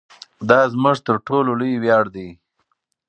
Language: Pashto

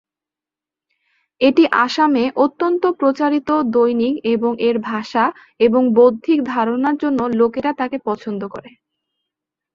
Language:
Bangla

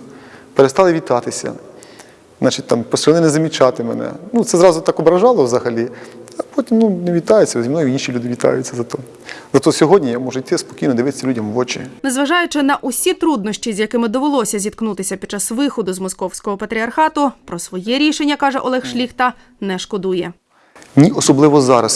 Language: Ukrainian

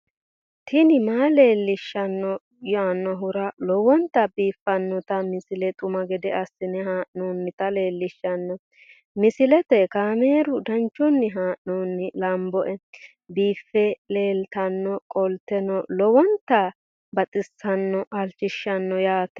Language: Sidamo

